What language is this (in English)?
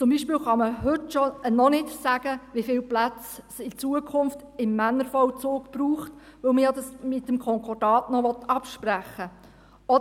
Swiss German